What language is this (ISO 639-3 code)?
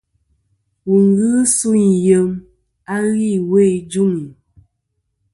bkm